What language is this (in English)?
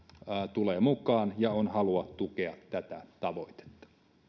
Finnish